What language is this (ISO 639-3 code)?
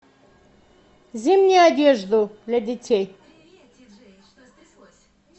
rus